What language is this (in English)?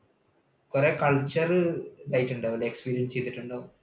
Malayalam